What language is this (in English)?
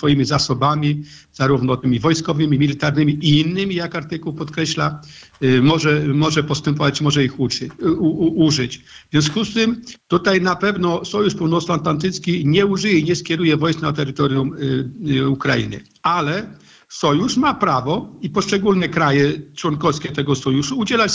Polish